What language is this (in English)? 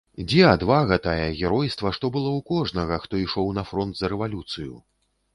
Belarusian